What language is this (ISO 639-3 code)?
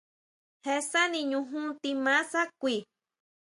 mau